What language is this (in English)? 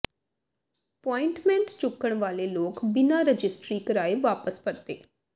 Punjabi